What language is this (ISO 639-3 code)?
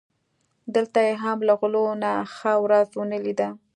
pus